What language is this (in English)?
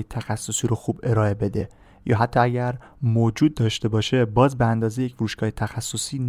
Persian